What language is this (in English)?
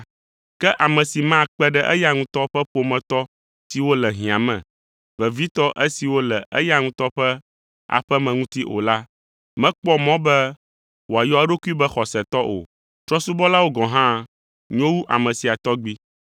Ewe